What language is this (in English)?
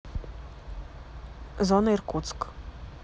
Russian